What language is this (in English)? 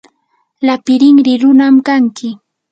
Yanahuanca Pasco Quechua